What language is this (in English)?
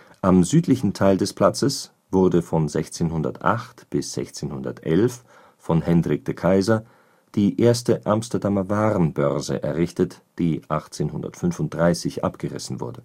German